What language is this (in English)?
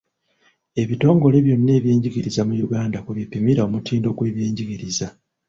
Ganda